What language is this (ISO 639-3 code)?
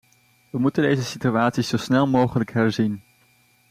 nld